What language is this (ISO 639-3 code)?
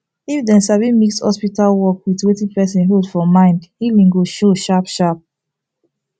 pcm